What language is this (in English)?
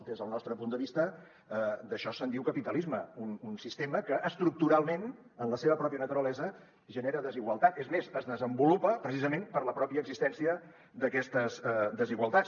Catalan